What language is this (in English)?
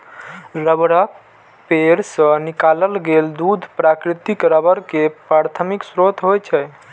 Maithili